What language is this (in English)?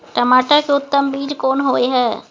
Maithili